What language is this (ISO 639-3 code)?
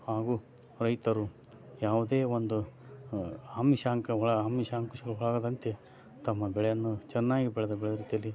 kan